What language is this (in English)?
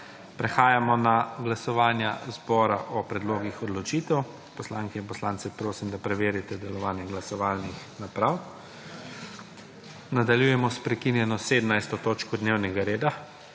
Slovenian